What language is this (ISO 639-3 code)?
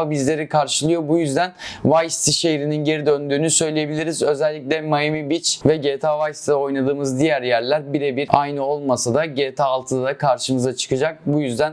tur